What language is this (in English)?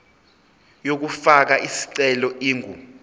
Zulu